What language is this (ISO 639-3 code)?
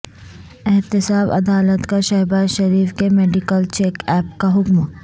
urd